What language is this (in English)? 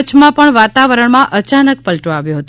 Gujarati